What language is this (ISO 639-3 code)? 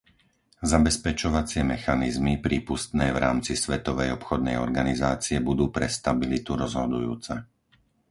slk